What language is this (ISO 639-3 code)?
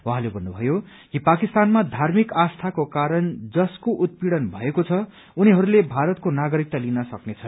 nep